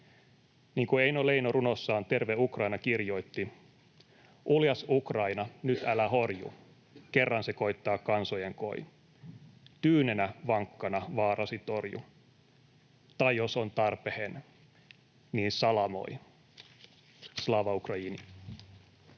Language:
Finnish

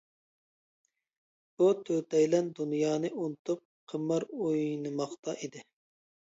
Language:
Uyghur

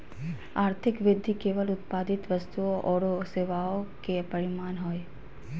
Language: Magahi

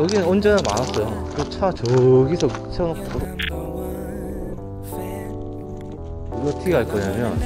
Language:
Korean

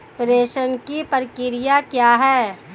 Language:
Hindi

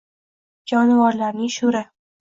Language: Uzbek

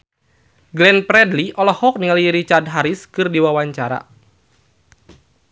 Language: Sundanese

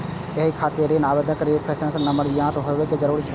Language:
Maithili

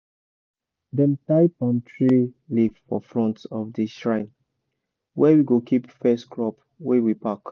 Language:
Nigerian Pidgin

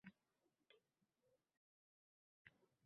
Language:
Uzbek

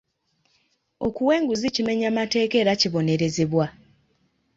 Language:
Ganda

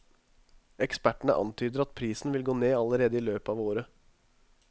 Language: Norwegian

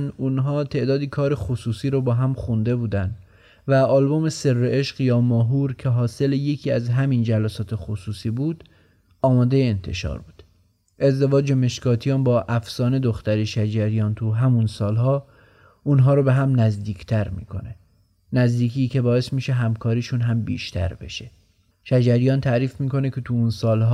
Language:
Persian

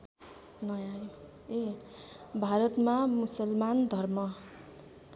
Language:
Nepali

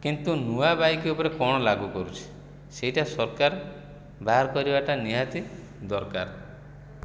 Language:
Odia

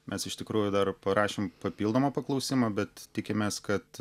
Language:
Lithuanian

